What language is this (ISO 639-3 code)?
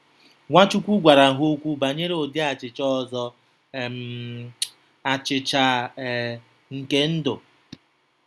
ibo